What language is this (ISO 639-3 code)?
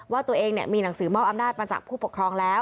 tha